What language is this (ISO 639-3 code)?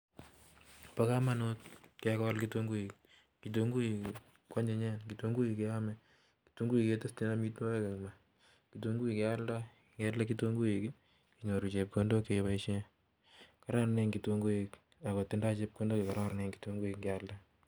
kln